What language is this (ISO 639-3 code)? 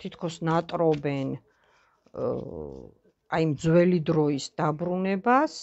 ron